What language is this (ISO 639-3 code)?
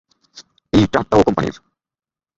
ben